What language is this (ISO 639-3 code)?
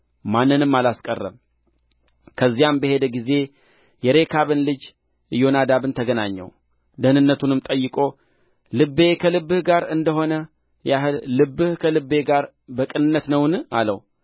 amh